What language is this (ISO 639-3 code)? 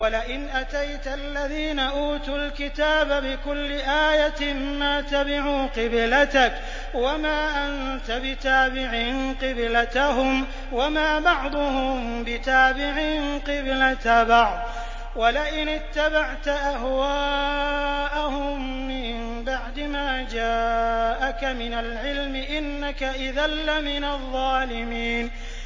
ara